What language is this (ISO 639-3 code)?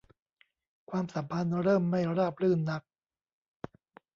tha